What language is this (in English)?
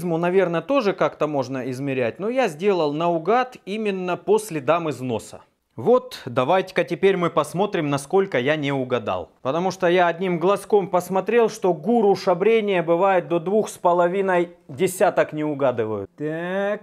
Russian